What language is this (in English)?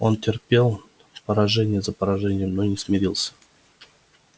Russian